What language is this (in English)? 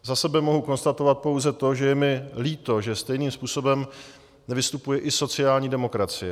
Czech